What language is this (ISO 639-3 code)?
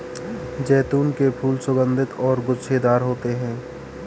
hin